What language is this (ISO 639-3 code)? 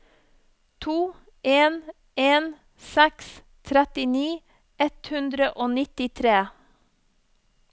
nor